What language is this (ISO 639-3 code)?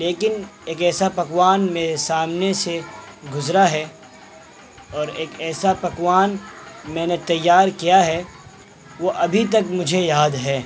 urd